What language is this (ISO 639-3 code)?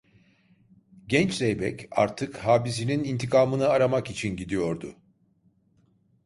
tur